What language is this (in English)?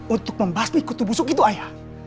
Indonesian